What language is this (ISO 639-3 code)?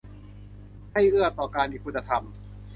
tha